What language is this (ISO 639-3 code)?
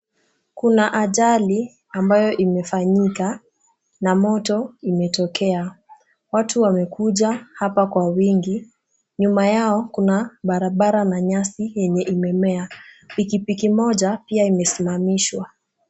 swa